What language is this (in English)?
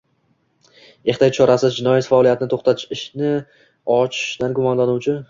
Uzbek